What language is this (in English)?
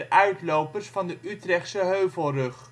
Dutch